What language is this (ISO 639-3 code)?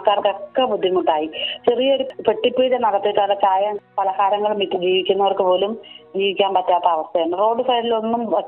mal